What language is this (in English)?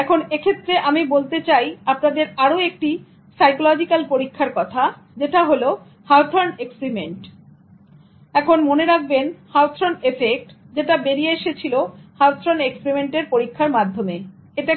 Bangla